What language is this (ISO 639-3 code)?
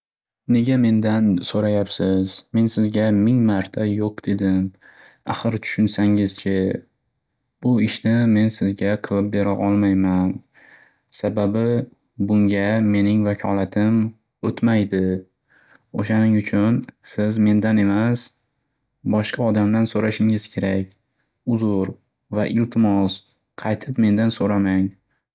uzb